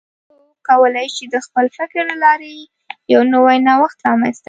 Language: Pashto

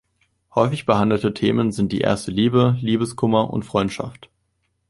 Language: German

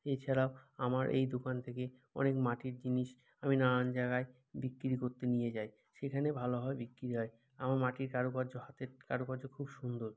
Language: Bangla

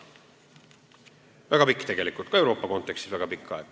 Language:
Estonian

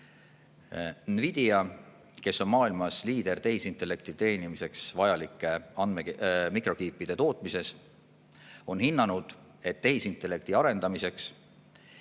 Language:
Estonian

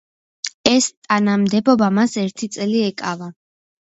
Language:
Georgian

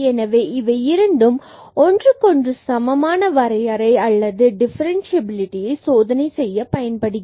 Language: Tamil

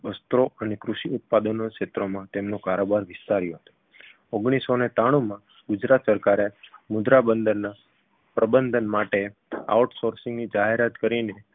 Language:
Gujarati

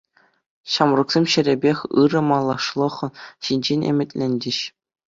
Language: Chuvash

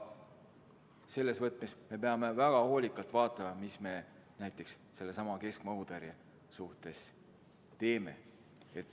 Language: Estonian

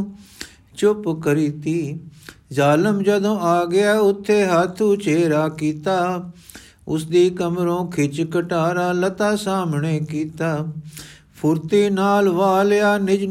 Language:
Punjabi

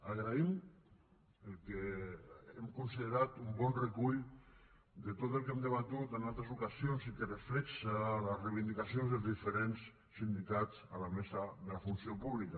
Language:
Catalan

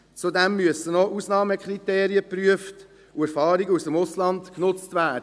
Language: Swiss German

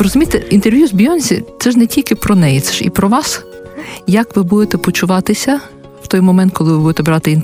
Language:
Ukrainian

